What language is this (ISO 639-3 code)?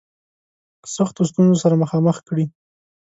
pus